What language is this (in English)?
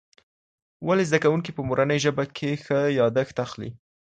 Pashto